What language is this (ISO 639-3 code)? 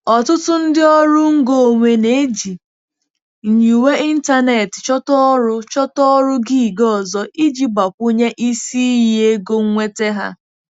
ibo